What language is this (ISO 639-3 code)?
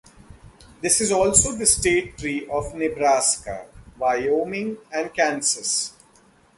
eng